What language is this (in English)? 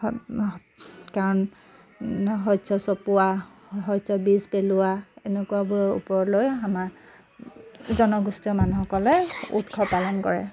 Assamese